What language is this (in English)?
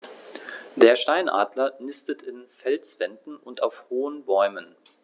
German